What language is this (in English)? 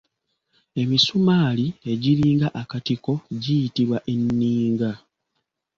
Ganda